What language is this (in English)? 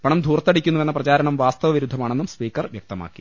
Malayalam